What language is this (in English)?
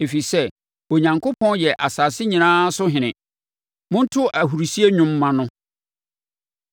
Akan